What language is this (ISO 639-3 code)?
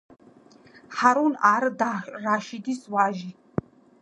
kat